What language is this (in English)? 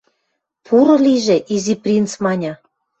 Western Mari